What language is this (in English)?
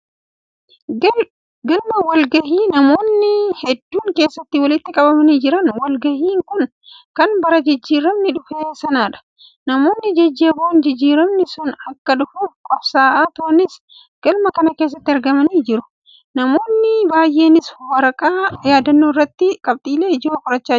Oromo